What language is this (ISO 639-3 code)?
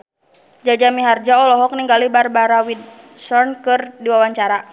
sun